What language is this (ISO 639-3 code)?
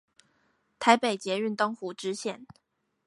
zho